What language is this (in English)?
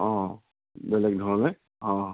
Assamese